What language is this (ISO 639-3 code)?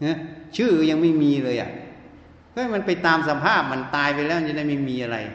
tha